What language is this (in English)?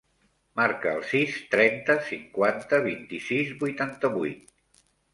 Catalan